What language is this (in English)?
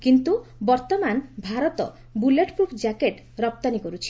Odia